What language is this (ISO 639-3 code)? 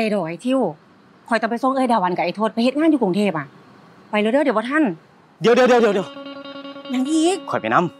tha